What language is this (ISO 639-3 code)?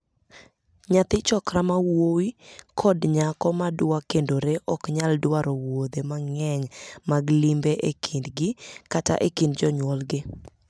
luo